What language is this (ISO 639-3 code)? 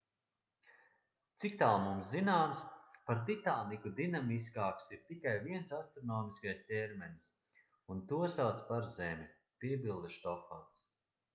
lav